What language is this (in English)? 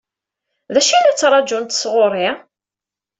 Kabyle